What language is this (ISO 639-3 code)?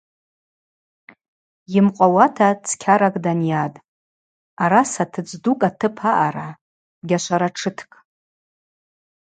abq